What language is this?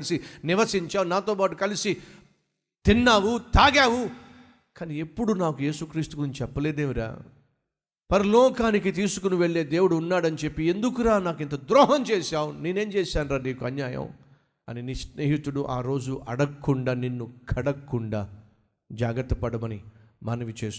Telugu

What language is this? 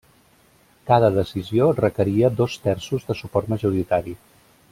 Catalan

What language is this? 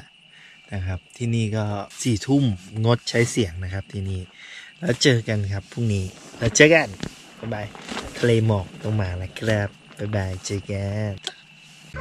Thai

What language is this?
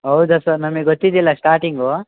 Kannada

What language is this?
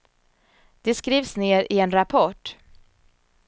Swedish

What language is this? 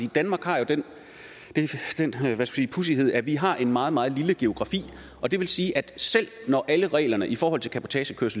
Danish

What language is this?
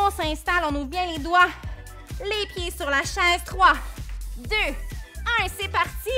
French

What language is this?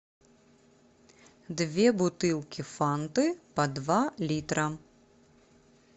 Russian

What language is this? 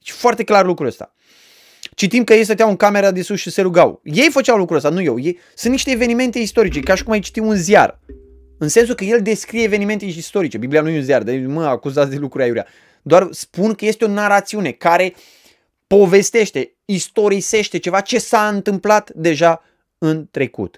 Romanian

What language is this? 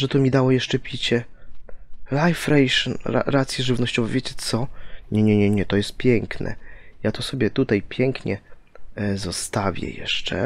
Polish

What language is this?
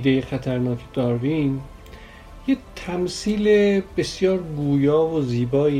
Persian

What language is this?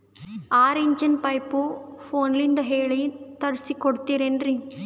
Kannada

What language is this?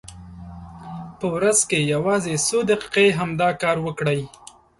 Pashto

